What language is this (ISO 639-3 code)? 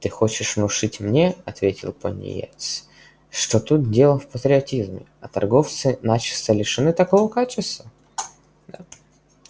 rus